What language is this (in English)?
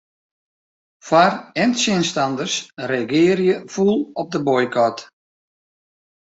Western Frisian